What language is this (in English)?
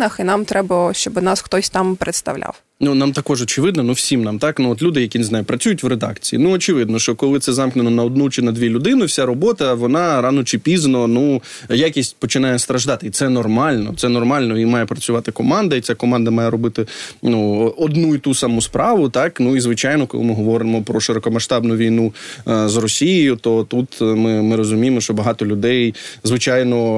Ukrainian